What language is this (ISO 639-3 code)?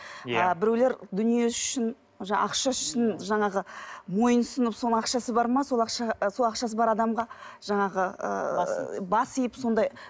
kaz